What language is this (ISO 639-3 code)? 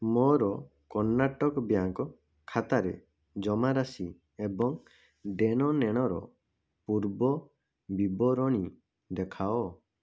ori